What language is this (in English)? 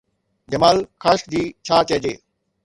Sindhi